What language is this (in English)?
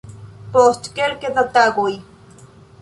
Esperanto